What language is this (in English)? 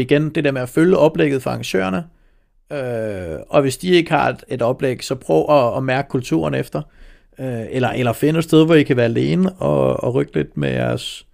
Danish